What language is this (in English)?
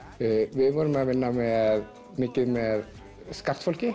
Icelandic